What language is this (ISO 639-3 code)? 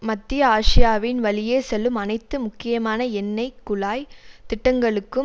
tam